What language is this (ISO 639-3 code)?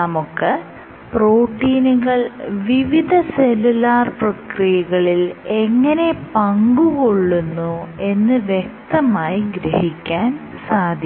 mal